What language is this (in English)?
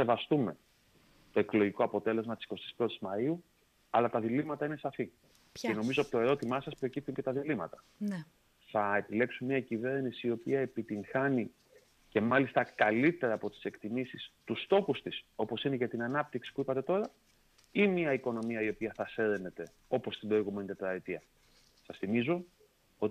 Greek